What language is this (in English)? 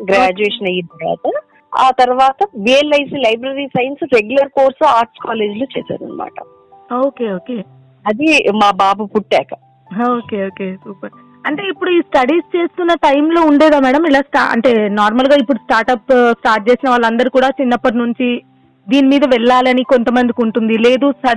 Telugu